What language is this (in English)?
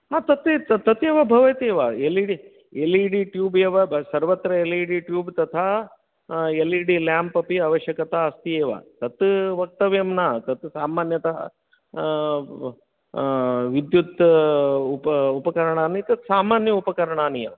Sanskrit